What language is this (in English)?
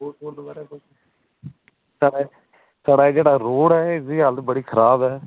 Dogri